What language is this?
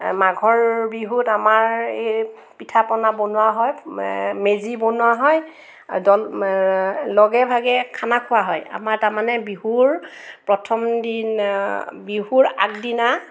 Assamese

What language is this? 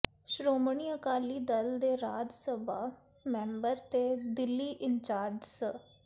Punjabi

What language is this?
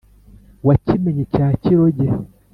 Kinyarwanda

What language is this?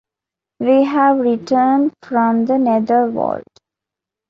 English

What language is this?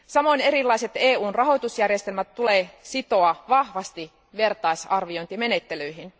Finnish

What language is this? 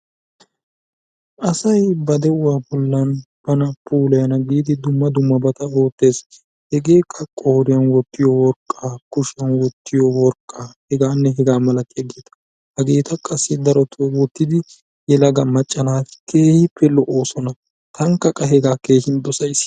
Wolaytta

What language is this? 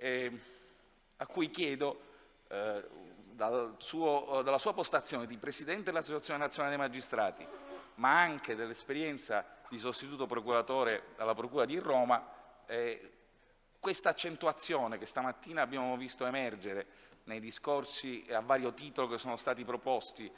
Italian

